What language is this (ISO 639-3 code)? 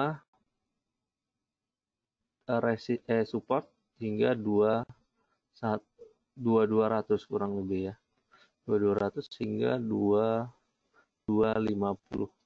ind